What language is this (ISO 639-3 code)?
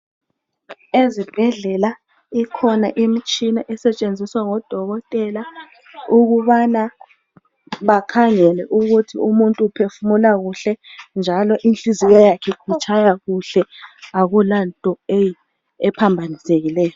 nde